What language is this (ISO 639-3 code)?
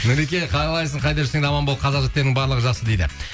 kaz